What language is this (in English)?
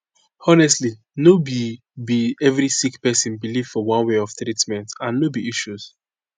Nigerian Pidgin